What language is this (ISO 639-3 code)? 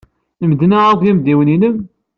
kab